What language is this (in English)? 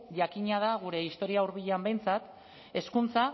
Basque